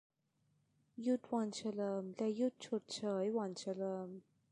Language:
Thai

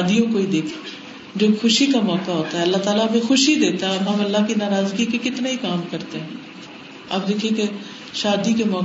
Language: Urdu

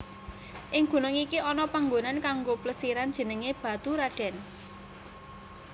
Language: Javanese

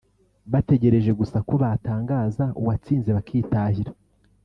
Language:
Kinyarwanda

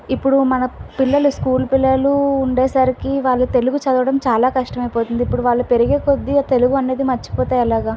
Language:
Telugu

